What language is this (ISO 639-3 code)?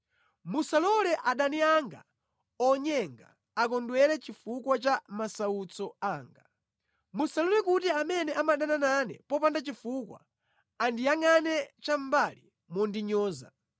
nya